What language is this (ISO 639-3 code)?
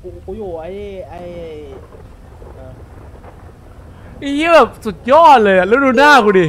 tha